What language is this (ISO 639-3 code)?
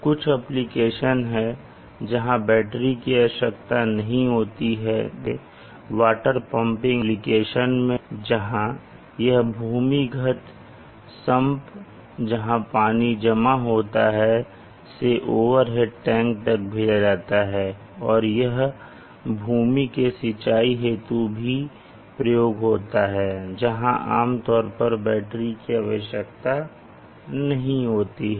hin